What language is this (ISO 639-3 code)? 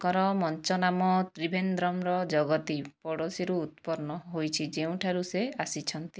ori